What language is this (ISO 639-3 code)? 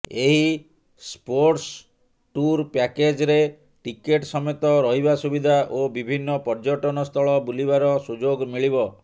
ori